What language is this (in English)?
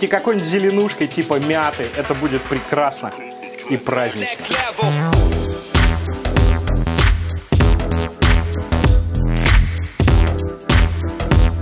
Russian